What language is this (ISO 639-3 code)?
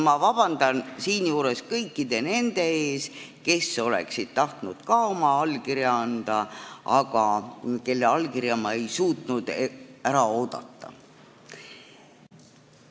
est